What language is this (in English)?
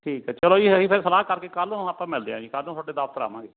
Punjabi